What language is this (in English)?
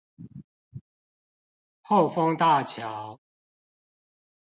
Chinese